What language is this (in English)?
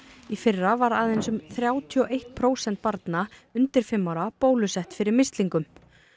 Icelandic